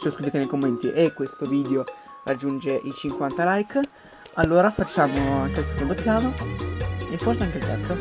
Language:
Italian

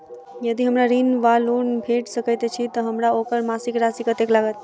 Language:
Maithili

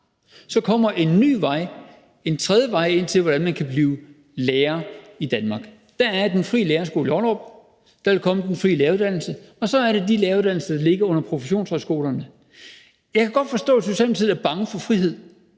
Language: Danish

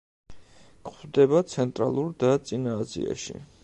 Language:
Georgian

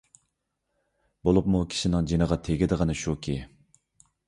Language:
Uyghur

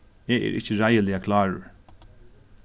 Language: Faroese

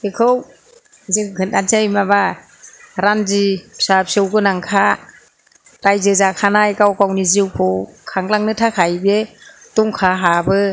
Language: Bodo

